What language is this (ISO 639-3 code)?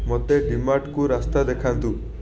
ori